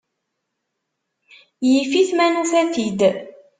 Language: Kabyle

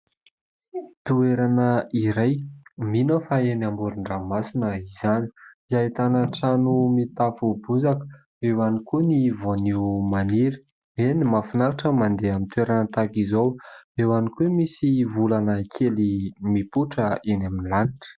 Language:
Malagasy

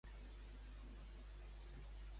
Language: Catalan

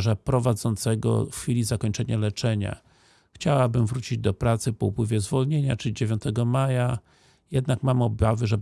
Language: Polish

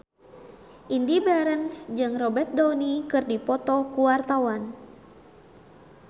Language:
Sundanese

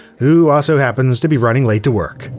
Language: English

